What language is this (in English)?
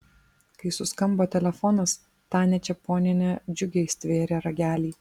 Lithuanian